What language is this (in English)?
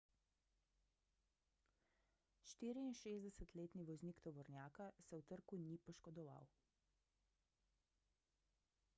Slovenian